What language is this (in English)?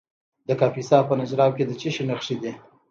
Pashto